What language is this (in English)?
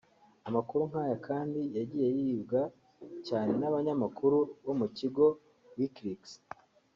Kinyarwanda